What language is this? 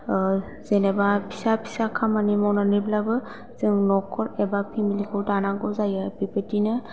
Bodo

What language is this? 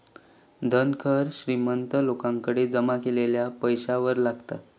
Marathi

